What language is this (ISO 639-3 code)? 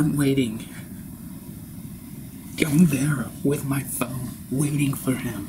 eng